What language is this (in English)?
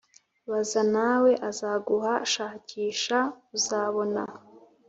Kinyarwanda